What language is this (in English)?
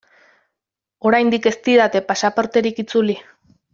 Basque